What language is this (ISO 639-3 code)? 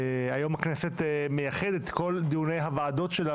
heb